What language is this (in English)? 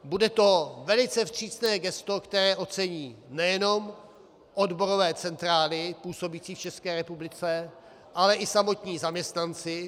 Czech